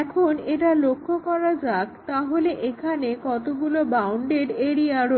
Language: Bangla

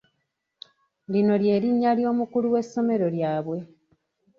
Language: Ganda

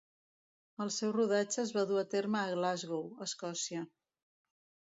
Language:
Catalan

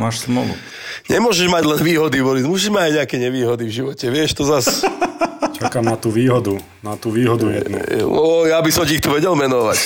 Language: Slovak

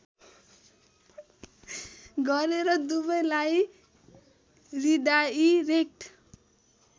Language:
Nepali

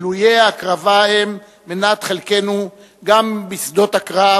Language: Hebrew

